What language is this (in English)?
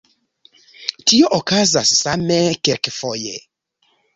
Esperanto